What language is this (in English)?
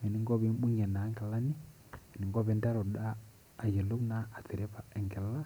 Masai